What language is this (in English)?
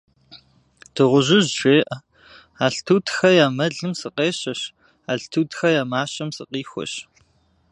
Kabardian